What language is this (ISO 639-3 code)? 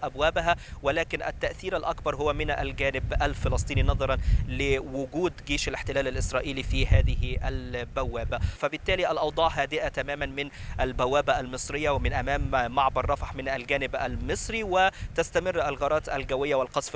ara